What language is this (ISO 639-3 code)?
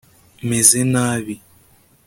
kin